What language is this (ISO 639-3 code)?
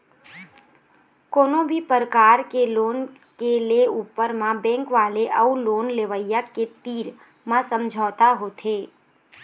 hne